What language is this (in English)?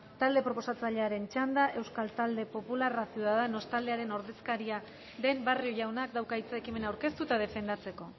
Basque